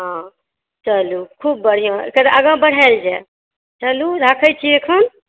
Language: Maithili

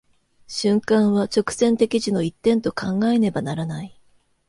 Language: Japanese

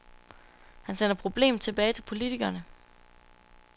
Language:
Danish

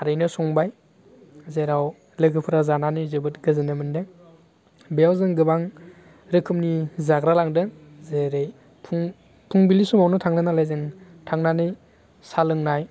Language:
Bodo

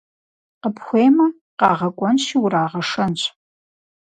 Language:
Kabardian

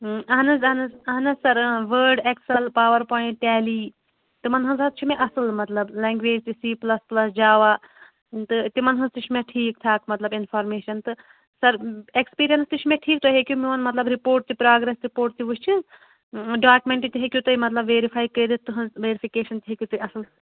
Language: Kashmiri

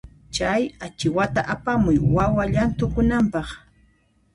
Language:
Puno Quechua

